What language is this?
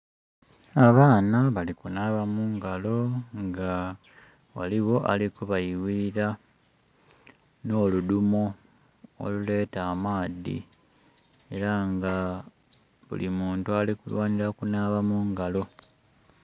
Soga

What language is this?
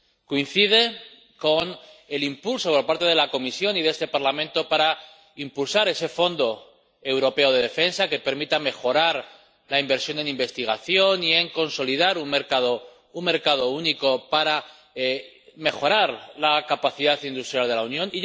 Spanish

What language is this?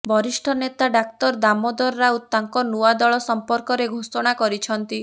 Odia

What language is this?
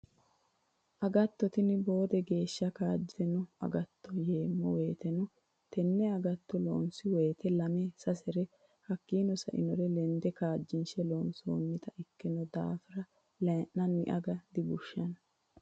Sidamo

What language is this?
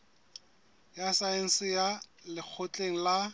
Southern Sotho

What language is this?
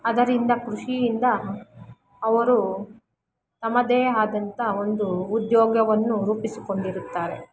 Kannada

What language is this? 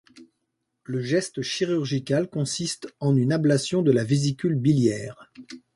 French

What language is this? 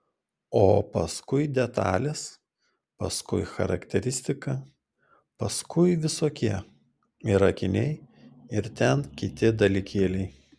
Lithuanian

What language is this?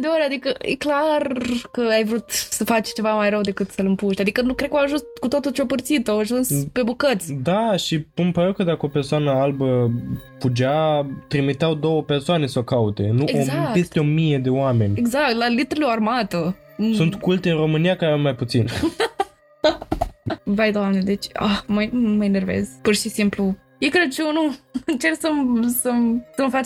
Romanian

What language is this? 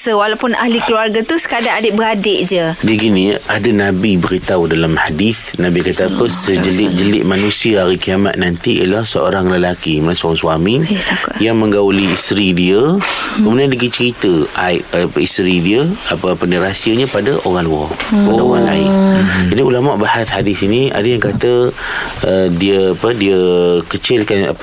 Malay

